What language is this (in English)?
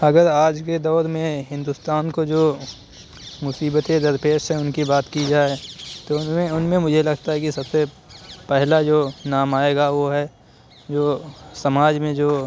Urdu